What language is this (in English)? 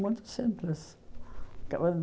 Portuguese